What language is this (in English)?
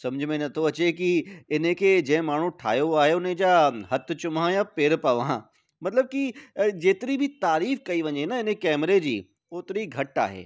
Sindhi